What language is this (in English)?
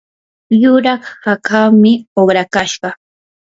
Yanahuanca Pasco Quechua